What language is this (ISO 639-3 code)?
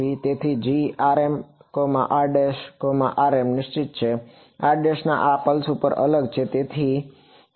guj